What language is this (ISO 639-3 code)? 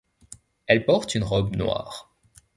fra